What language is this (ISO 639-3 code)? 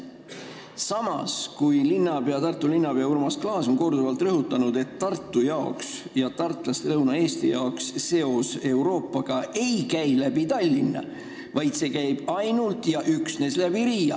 est